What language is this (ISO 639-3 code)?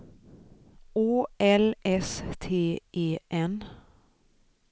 swe